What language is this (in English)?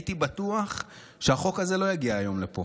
Hebrew